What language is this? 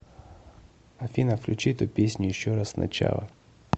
Russian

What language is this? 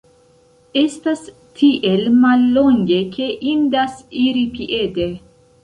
Esperanto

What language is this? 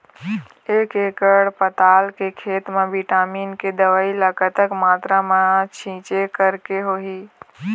Chhattisgarhi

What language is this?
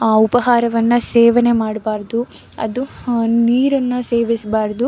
Kannada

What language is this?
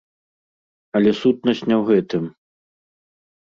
Belarusian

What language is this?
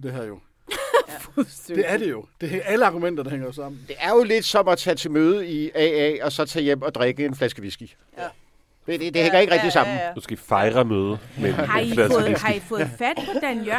Danish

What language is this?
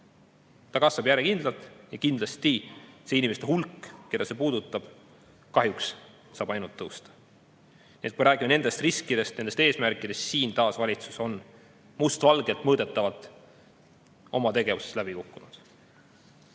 Estonian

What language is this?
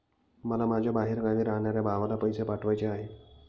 Marathi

